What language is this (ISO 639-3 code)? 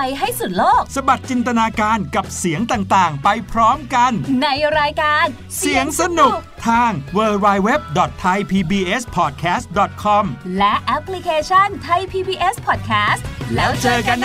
tha